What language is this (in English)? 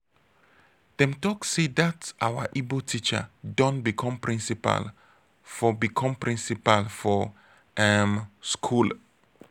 Nigerian Pidgin